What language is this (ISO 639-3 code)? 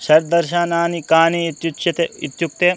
san